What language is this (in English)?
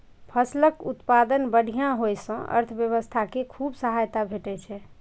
Maithili